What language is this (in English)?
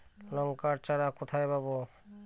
Bangla